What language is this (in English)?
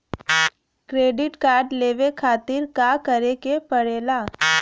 Bhojpuri